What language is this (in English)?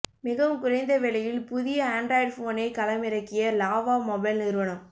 Tamil